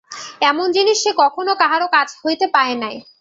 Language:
Bangla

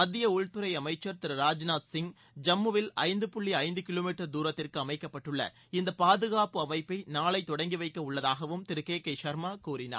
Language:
Tamil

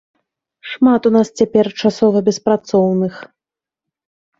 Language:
Belarusian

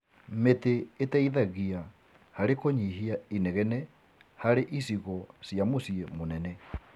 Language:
Kikuyu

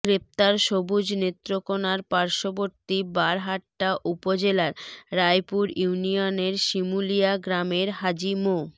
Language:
Bangla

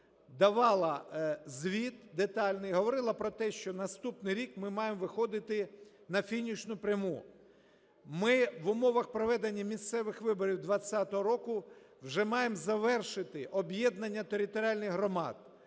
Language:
Ukrainian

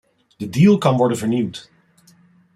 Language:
Dutch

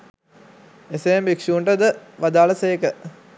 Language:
Sinhala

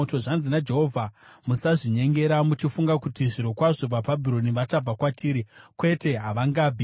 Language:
Shona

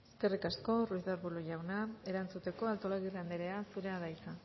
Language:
Basque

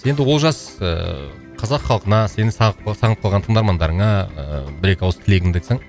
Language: Kazakh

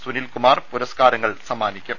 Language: Malayalam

